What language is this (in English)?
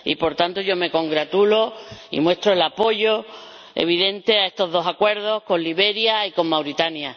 Spanish